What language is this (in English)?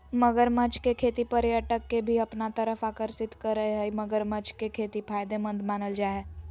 Magahi